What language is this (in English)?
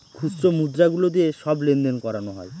Bangla